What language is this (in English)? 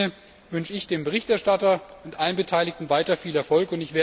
German